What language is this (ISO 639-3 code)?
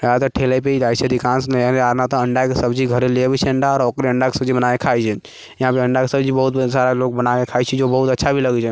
mai